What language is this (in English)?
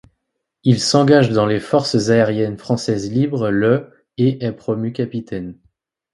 French